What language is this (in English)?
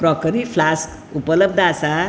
Konkani